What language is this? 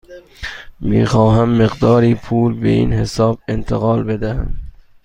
Persian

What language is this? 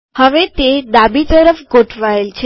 Gujarati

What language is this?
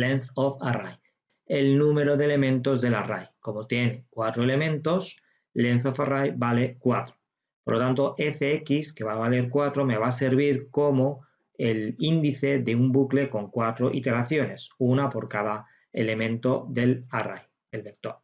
Spanish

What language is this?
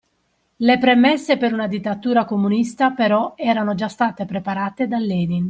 Italian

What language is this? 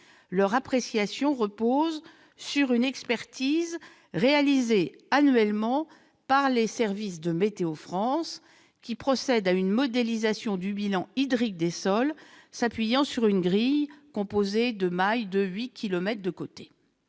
French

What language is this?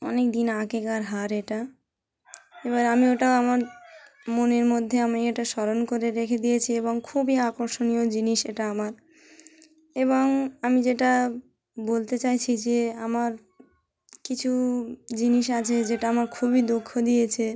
Bangla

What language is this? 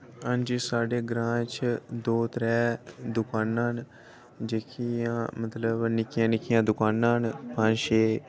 Dogri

